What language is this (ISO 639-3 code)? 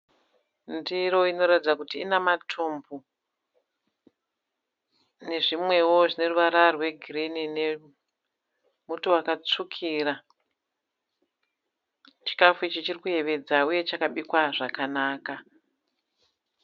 sna